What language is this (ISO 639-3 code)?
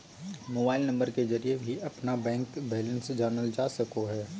mag